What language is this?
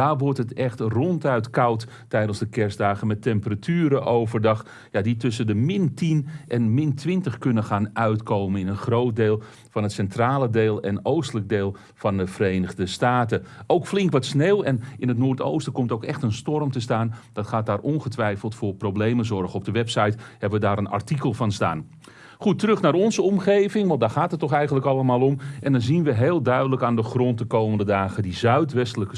Dutch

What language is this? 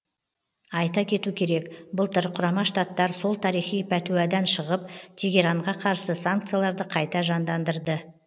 Kazakh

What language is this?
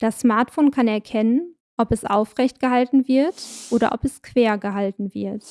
German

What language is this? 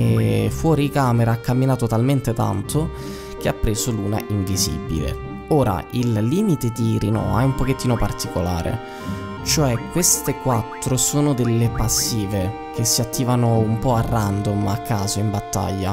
Italian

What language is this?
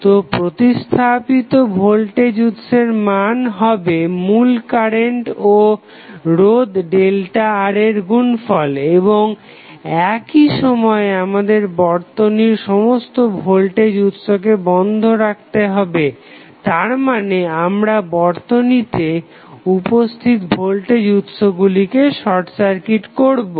Bangla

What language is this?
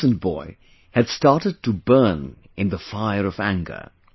English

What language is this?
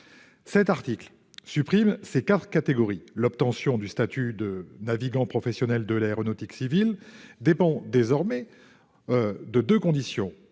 French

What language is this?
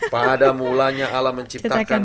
Indonesian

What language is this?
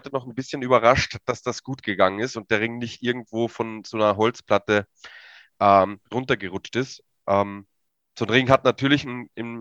German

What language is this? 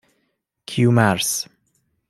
Persian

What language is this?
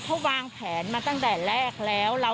Thai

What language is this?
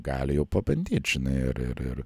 Lithuanian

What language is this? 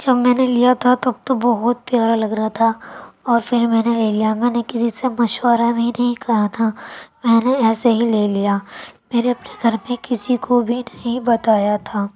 Urdu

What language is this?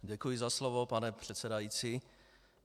Czech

